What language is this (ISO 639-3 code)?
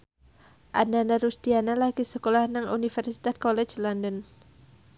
jav